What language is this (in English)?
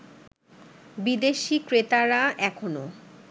Bangla